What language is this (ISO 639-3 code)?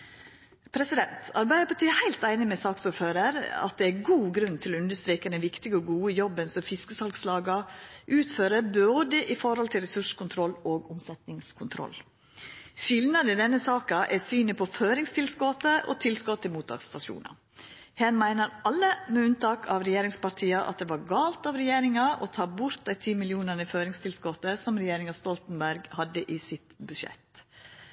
nno